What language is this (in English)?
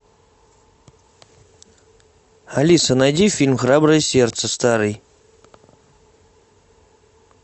Russian